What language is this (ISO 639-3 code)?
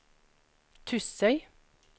nor